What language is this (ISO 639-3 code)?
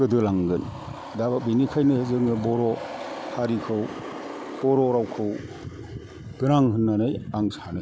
brx